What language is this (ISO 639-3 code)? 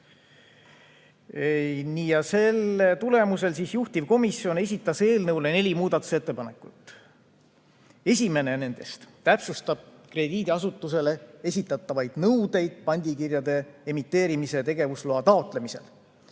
est